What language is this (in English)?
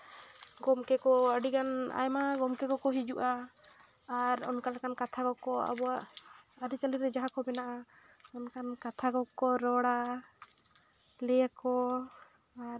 Santali